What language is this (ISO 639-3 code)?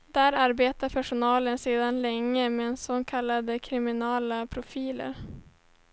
swe